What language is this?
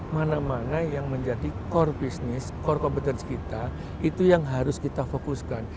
Indonesian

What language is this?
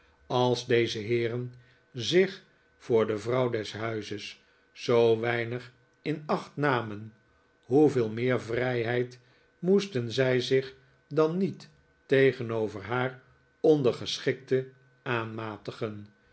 Dutch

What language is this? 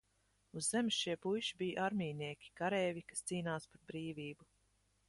Latvian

